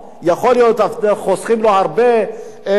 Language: Hebrew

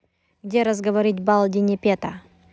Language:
Russian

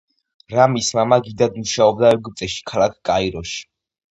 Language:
Georgian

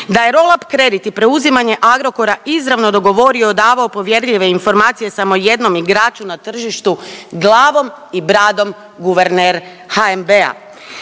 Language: Croatian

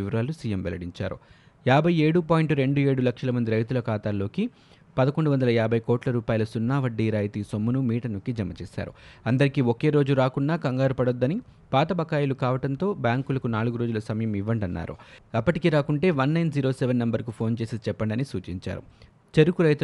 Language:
Telugu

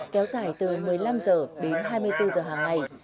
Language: Vietnamese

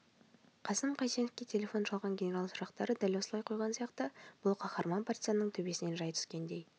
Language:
Kazakh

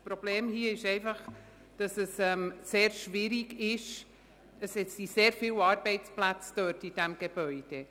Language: Swiss German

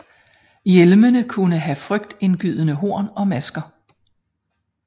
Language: Danish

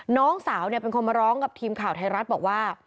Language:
Thai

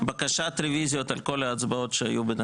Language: Hebrew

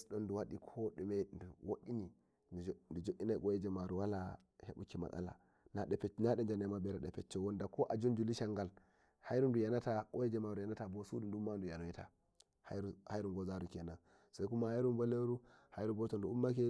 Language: Nigerian Fulfulde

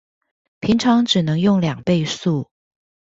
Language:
Chinese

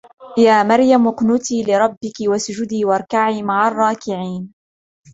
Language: Arabic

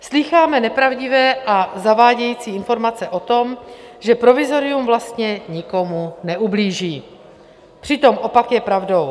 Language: Czech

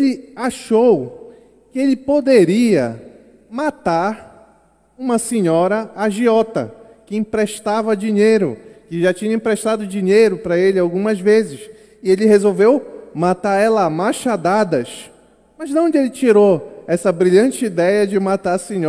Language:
Portuguese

